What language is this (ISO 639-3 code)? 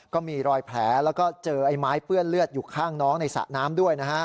tha